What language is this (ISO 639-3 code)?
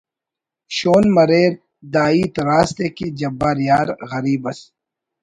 brh